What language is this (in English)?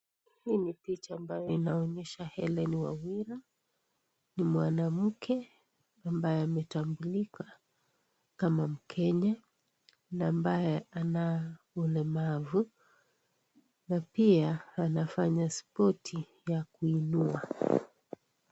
Swahili